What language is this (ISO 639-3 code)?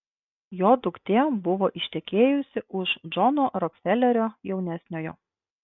lit